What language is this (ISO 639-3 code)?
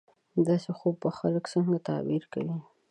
pus